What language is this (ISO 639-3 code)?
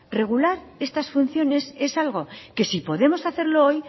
spa